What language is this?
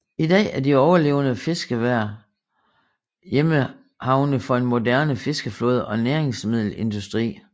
Danish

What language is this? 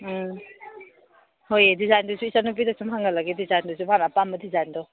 Manipuri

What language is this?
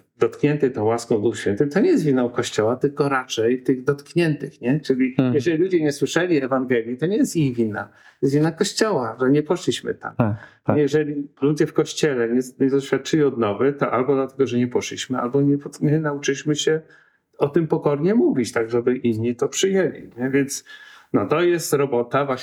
Polish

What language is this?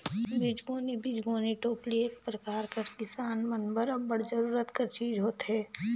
Chhattisgarhi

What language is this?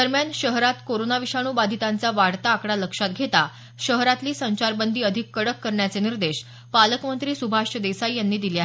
Marathi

